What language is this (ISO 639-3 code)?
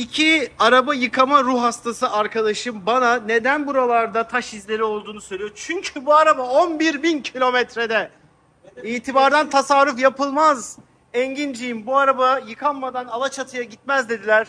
tur